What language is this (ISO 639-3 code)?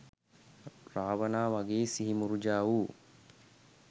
sin